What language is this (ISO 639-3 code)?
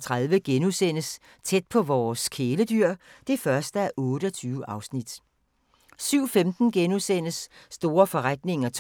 dan